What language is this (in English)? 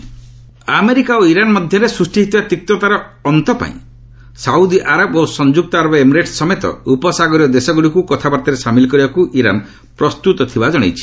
Odia